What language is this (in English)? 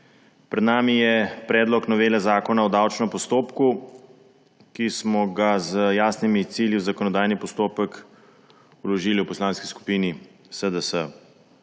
Slovenian